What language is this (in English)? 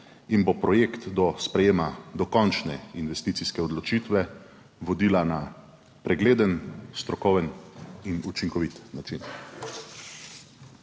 Slovenian